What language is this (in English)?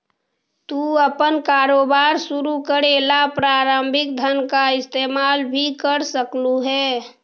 Magahi